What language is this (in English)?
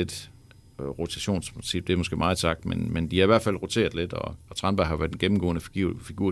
Danish